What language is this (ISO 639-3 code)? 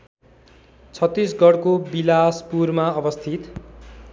nep